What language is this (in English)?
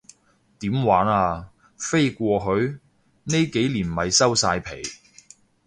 Cantonese